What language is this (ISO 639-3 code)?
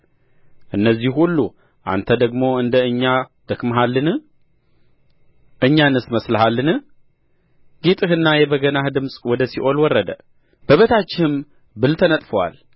amh